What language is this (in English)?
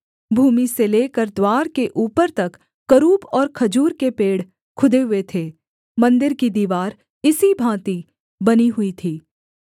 Hindi